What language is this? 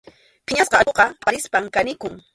Arequipa-La Unión Quechua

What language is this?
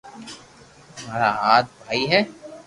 Loarki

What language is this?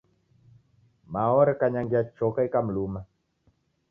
Taita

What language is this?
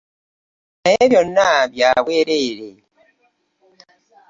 Ganda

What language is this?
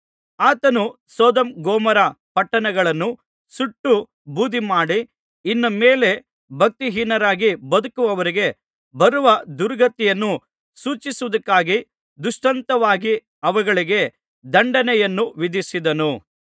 Kannada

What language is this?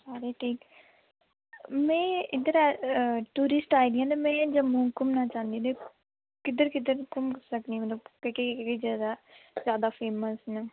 Dogri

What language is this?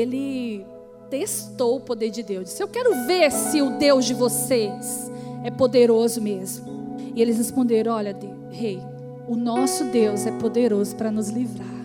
Portuguese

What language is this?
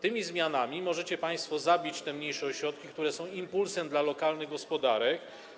Polish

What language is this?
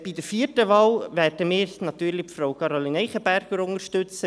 Swiss German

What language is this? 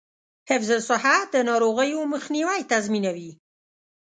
Pashto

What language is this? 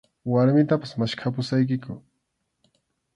Arequipa-La Unión Quechua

